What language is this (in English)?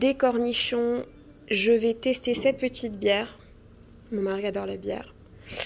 French